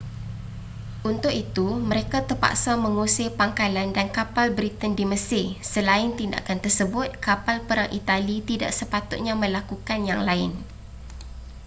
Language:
Malay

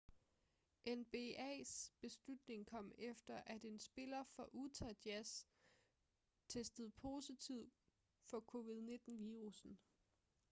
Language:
Danish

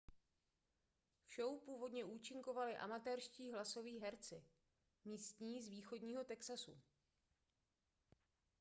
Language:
Czech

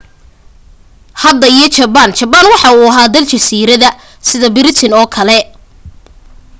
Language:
Somali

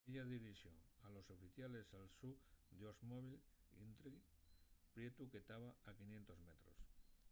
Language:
Asturian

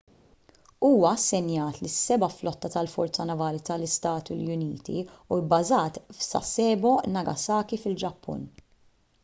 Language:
Maltese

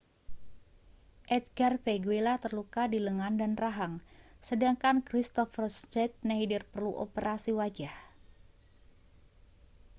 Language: Indonesian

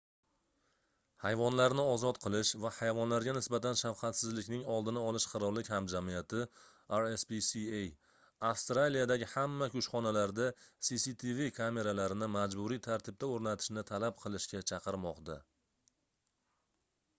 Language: Uzbek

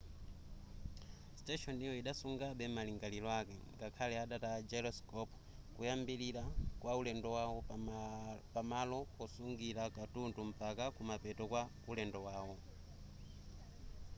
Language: Nyanja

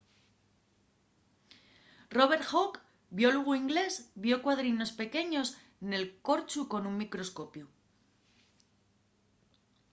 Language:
Asturian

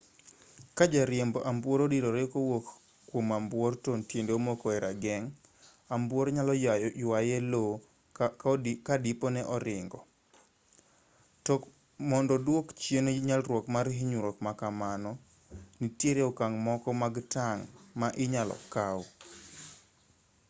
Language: Luo (Kenya and Tanzania)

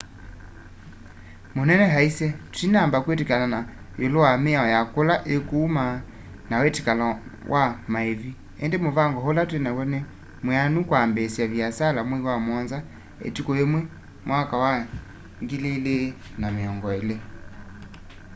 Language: Kamba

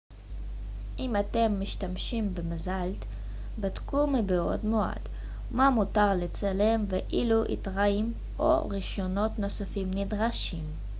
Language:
Hebrew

